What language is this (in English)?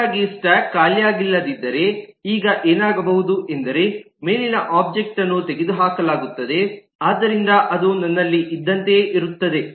Kannada